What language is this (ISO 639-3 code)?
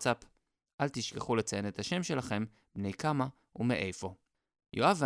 heb